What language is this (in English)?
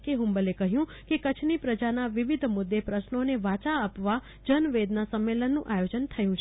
Gujarati